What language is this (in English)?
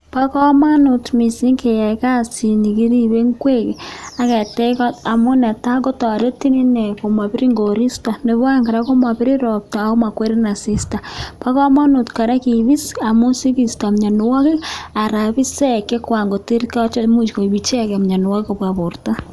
Kalenjin